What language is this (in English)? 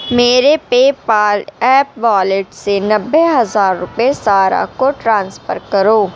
Urdu